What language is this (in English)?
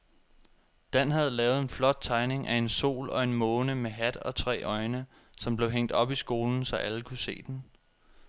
Danish